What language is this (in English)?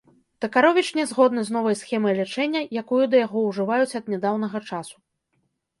Belarusian